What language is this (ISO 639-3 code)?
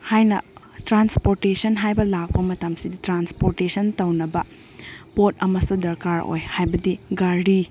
mni